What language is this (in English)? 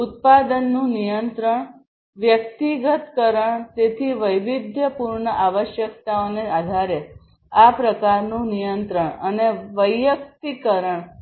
Gujarati